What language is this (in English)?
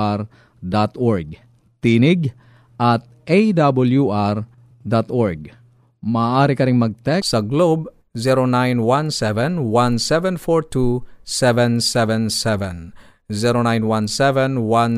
Filipino